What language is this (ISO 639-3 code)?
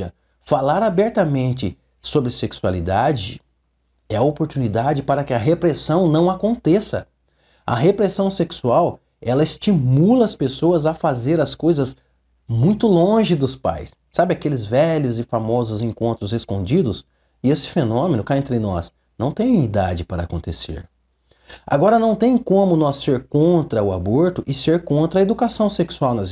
por